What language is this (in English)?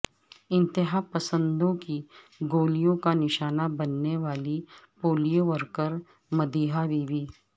Urdu